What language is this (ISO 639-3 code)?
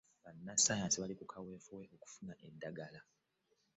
lug